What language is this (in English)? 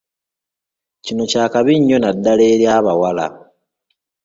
Ganda